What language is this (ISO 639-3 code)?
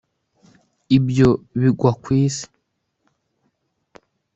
kin